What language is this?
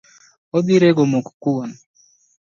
Luo (Kenya and Tanzania)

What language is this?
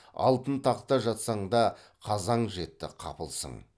Kazakh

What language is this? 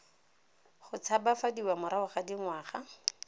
Tswana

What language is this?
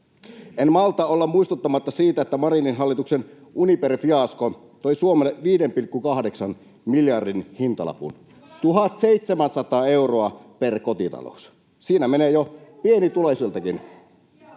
Finnish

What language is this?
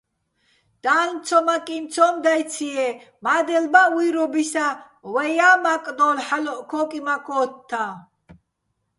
Bats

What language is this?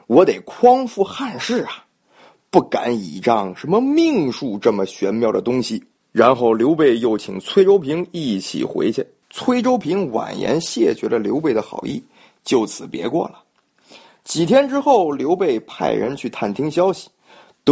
Chinese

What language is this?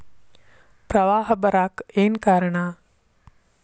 Kannada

